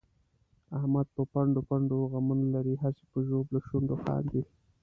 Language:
Pashto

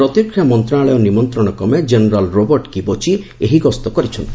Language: Odia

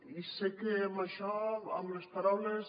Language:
Catalan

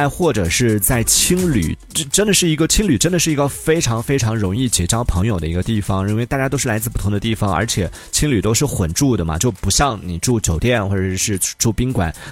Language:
Chinese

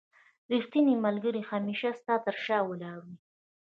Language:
Pashto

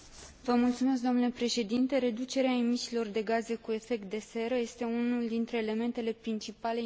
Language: Romanian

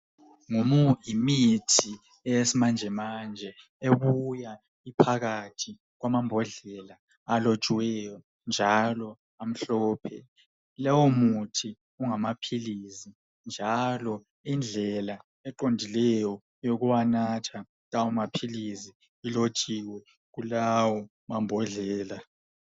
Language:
North Ndebele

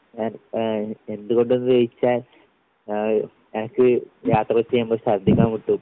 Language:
Malayalam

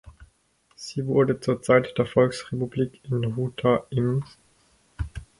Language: German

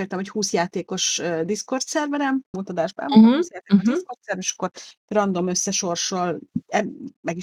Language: Hungarian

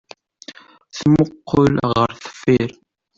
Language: Kabyle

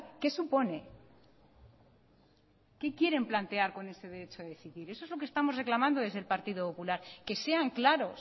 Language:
Spanish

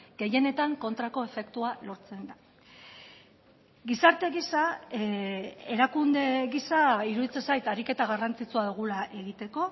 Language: Basque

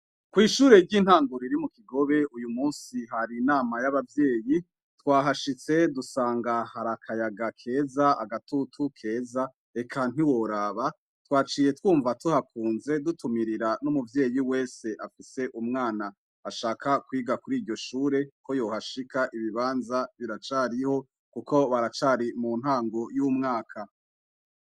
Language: Rundi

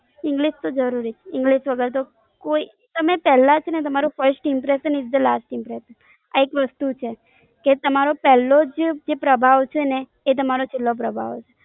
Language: Gujarati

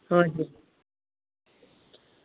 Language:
Nepali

